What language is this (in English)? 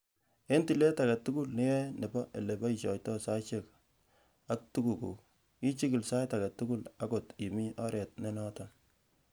Kalenjin